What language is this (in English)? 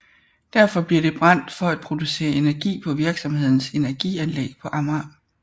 Danish